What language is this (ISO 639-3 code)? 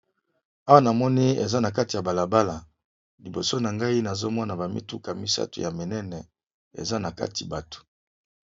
lin